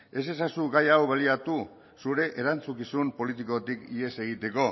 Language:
Basque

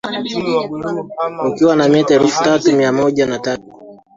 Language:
Swahili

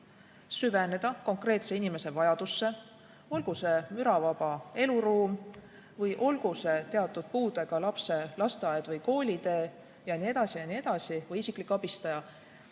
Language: Estonian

